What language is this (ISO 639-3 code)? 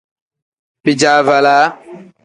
kdh